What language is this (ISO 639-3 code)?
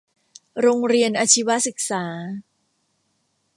tha